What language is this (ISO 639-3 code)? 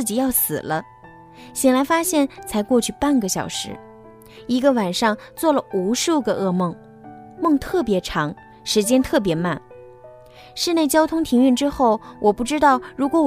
zho